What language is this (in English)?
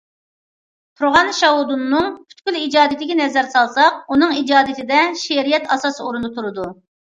Uyghur